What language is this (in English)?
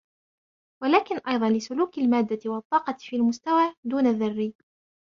Arabic